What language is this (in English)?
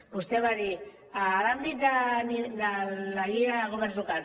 Catalan